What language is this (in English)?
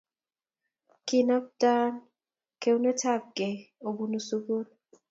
Kalenjin